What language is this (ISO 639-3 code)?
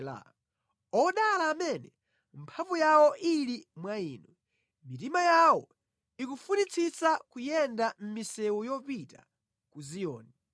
nya